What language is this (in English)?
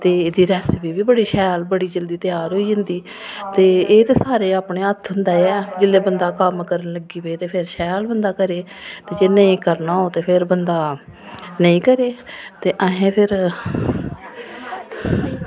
Dogri